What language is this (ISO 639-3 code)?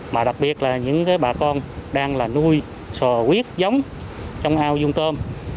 vie